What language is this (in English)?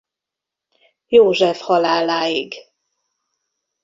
Hungarian